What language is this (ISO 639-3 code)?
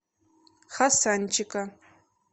rus